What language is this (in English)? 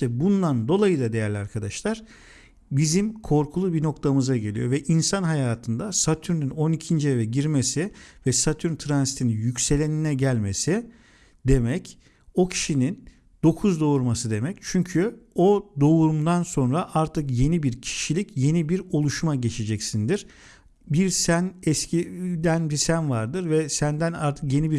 Turkish